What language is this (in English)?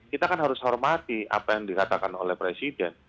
Indonesian